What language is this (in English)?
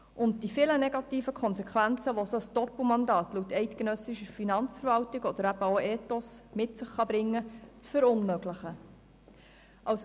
Swiss German